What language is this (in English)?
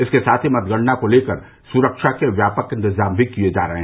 Hindi